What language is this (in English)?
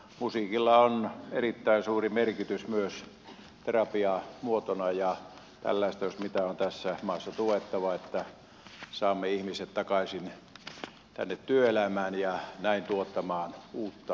Finnish